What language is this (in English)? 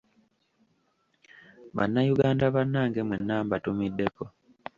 Ganda